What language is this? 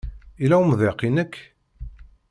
Kabyle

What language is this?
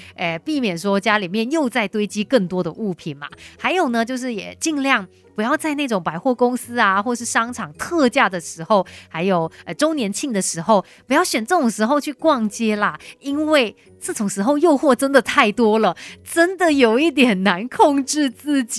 Chinese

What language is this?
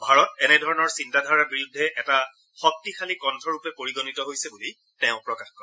Assamese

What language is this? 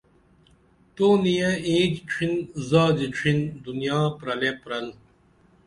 Dameli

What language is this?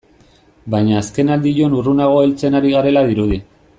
Basque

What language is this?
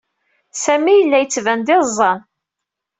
Kabyle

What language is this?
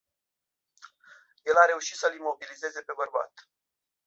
Romanian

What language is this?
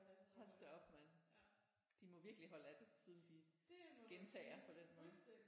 Danish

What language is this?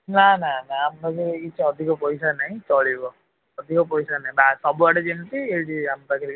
Odia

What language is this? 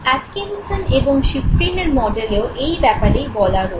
Bangla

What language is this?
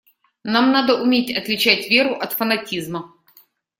Russian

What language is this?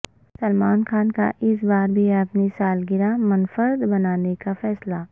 Urdu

